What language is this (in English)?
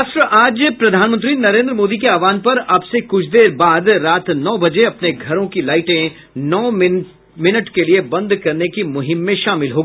Hindi